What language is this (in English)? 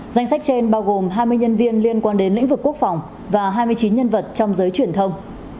Vietnamese